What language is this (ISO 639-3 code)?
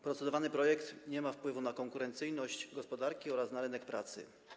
pol